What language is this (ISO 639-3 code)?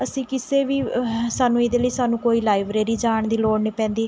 pan